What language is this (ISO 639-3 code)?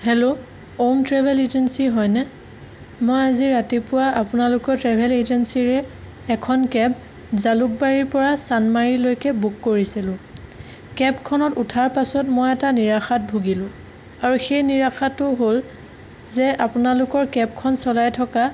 asm